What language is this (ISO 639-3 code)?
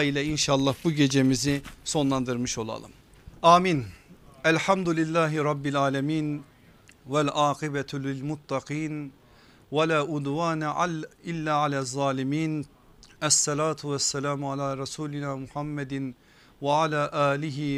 tur